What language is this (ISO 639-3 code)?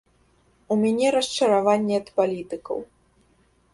bel